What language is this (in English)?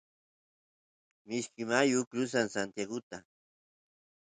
Santiago del Estero Quichua